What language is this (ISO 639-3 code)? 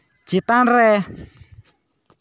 sat